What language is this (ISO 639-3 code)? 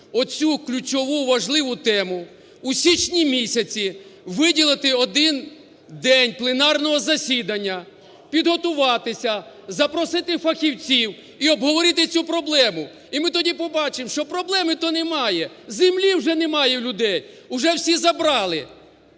ukr